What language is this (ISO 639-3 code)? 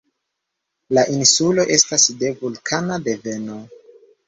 epo